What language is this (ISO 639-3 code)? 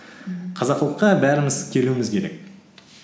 kaz